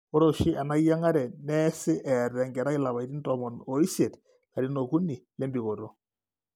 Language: Masai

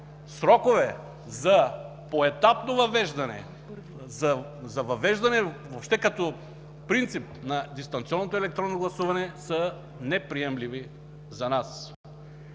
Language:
Bulgarian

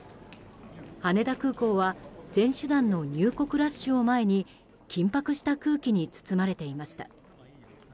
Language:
Japanese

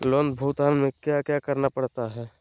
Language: Magahi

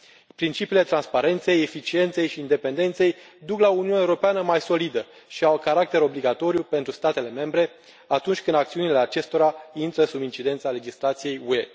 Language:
Romanian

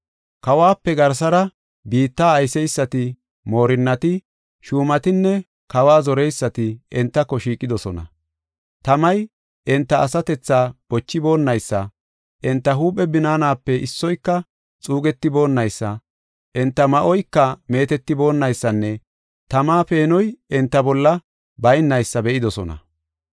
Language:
Gofa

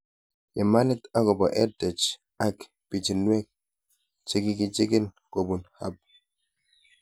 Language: Kalenjin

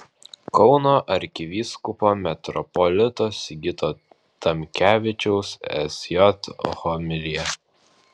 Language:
Lithuanian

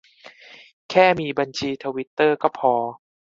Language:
Thai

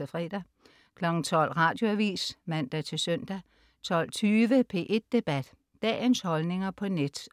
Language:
Danish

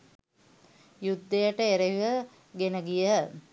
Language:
Sinhala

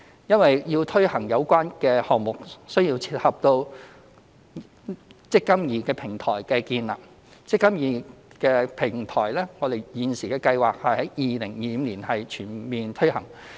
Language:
Cantonese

